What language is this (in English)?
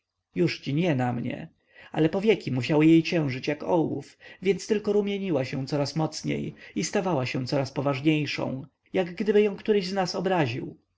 Polish